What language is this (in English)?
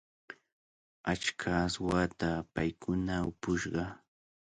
Cajatambo North Lima Quechua